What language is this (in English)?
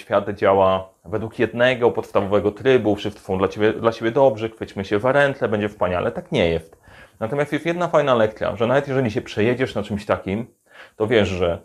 Polish